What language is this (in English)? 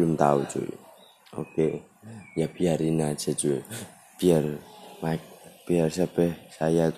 Indonesian